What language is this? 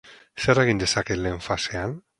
Basque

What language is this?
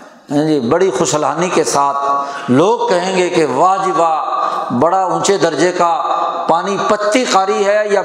Urdu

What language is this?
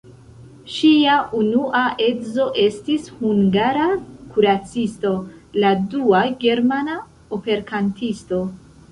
Esperanto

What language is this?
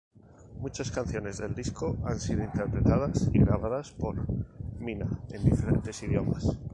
Spanish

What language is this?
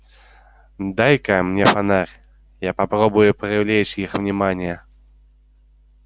Russian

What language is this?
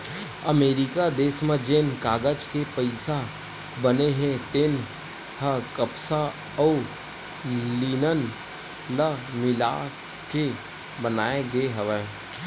Chhattisgarhi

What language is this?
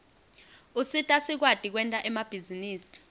Swati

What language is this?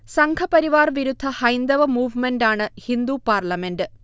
Malayalam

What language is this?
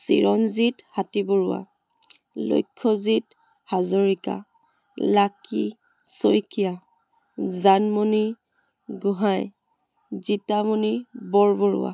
Assamese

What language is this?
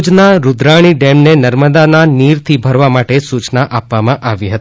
Gujarati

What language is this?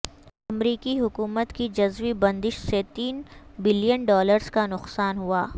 Urdu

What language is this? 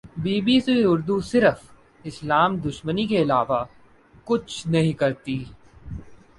Urdu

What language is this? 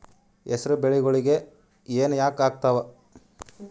Kannada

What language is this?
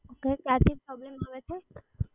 Gujarati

